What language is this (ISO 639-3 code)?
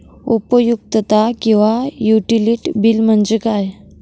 mar